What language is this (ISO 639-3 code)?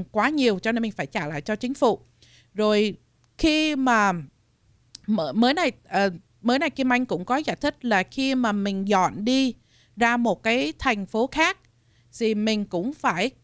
vie